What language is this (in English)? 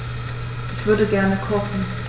German